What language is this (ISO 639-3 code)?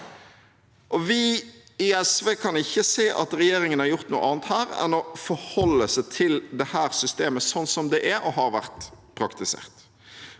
nor